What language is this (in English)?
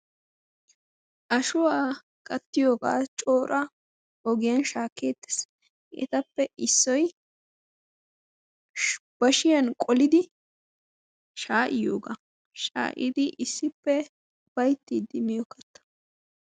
Wolaytta